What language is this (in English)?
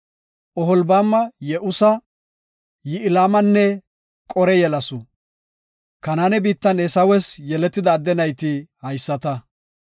Gofa